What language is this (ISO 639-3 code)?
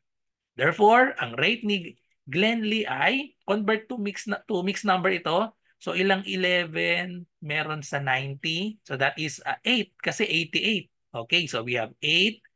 fil